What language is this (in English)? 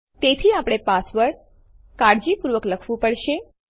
Gujarati